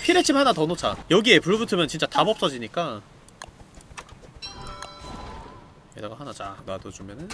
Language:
Korean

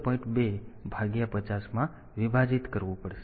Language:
Gujarati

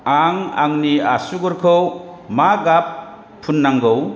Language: Bodo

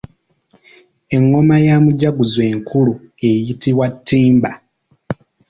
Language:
Ganda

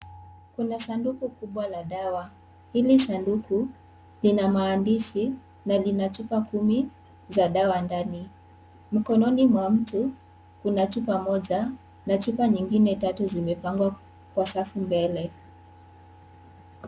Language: Swahili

